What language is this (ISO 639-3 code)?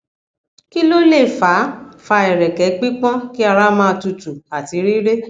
yor